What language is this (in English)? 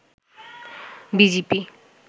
Bangla